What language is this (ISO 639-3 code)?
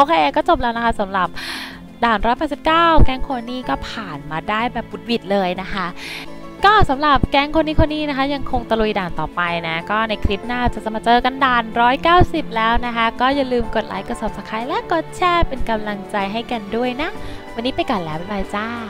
tha